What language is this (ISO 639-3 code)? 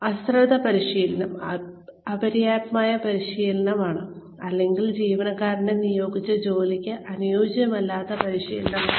mal